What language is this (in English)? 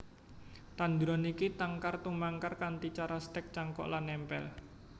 Javanese